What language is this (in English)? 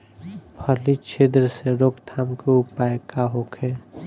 Bhojpuri